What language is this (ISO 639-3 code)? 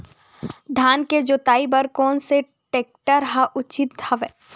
hne